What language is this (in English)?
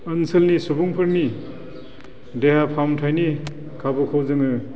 Bodo